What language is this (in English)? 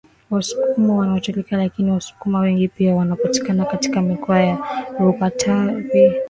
Swahili